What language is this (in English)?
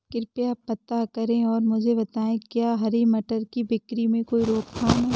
Hindi